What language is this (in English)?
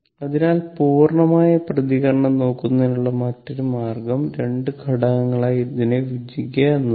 Malayalam